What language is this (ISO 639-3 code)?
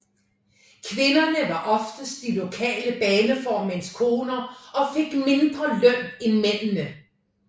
dan